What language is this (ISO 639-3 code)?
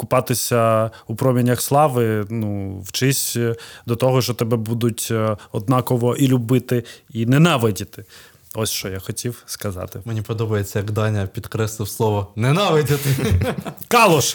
ukr